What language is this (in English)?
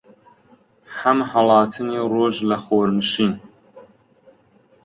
Central Kurdish